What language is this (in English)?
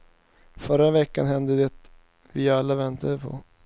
Swedish